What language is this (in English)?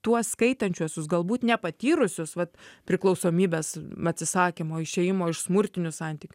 Lithuanian